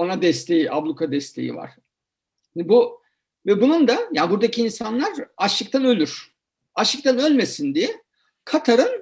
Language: Turkish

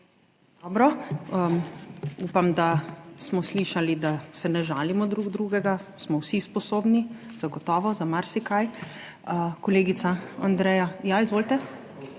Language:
Slovenian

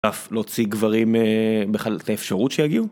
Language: Hebrew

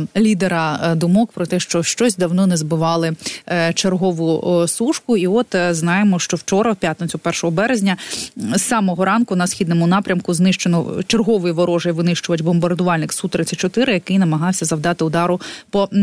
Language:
Ukrainian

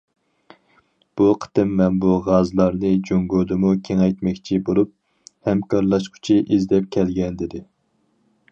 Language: Uyghur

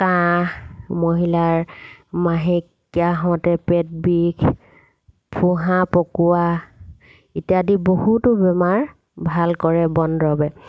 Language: Assamese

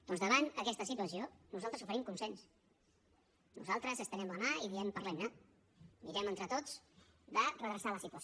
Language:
Catalan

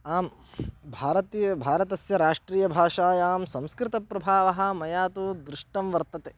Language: Sanskrit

